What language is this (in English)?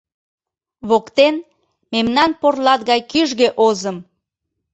Mari